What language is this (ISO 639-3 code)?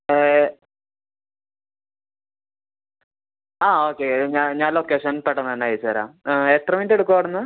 mal